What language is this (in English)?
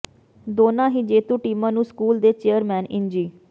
Punjabi